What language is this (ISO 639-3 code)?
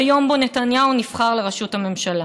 heb